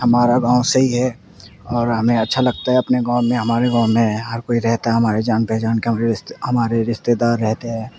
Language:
Urdu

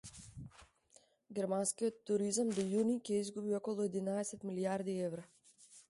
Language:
Macedonian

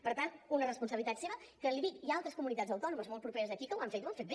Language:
Catalan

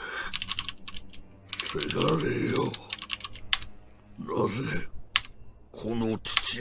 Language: Korean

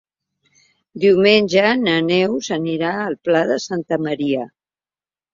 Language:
Catalan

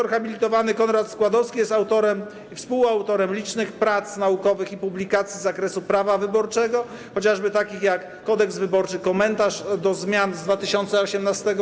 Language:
Polish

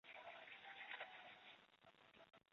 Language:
Chinese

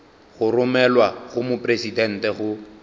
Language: Northern Sotho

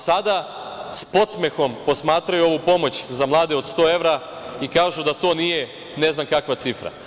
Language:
Serbian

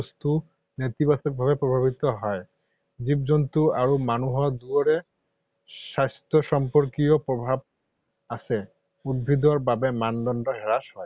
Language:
Assamese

